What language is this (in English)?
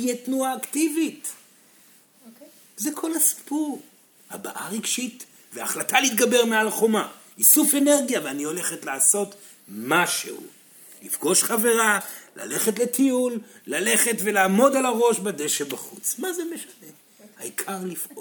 Hebrew